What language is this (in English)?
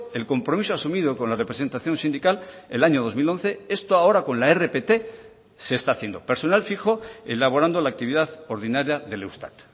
Spanish